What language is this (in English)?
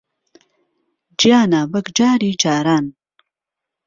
Central Kurdish